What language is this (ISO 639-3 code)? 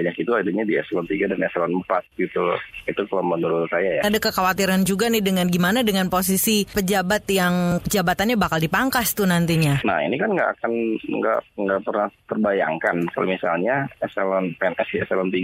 ind